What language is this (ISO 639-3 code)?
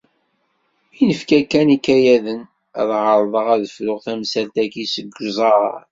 kab